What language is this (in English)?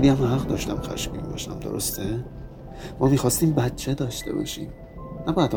Persian